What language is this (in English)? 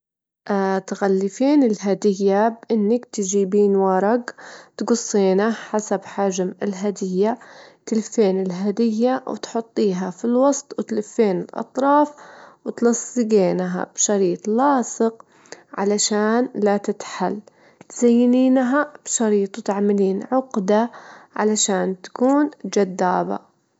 Gulf Arabic